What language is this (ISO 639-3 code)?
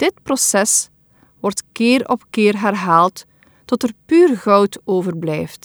nld